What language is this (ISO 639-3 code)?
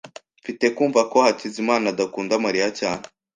kin